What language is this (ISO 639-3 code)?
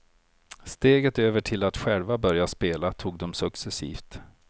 swe